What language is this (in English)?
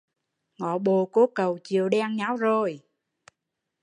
Vietnamese